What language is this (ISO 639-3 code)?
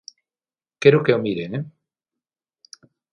glg